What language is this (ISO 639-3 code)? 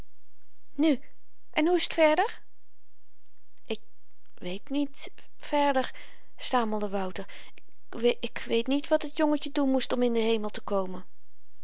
nld